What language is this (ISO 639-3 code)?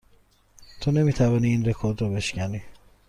fas